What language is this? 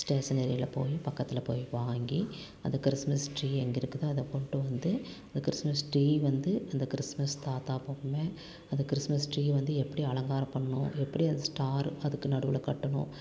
Tamil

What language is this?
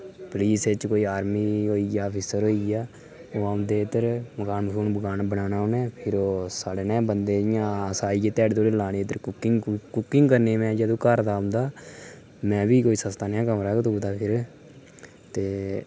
Dogri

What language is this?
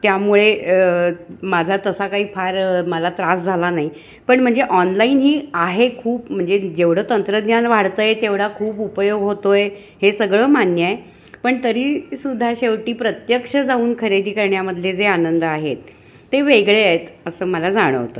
Marathi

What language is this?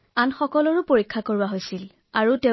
Assamese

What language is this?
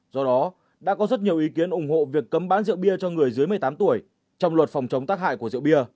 Vietnamese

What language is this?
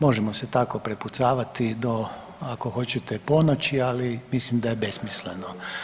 Croatian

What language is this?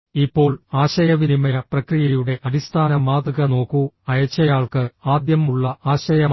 Malayalam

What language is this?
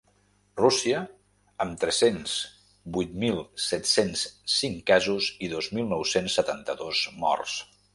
Catalan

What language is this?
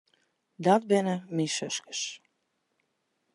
Western Frisian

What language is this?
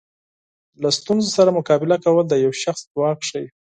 Pashto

